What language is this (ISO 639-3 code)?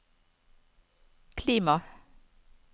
nor